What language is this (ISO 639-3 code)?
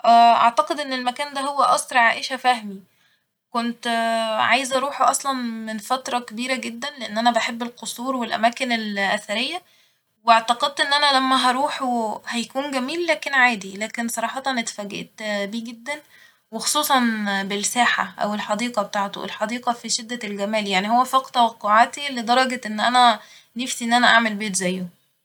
arz